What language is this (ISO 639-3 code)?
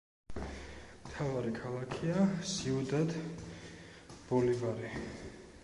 kat